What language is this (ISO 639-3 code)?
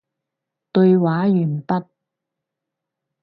yue